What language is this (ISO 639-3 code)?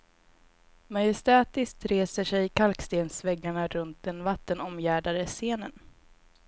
swe